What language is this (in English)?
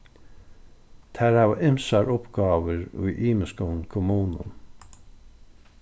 Faroese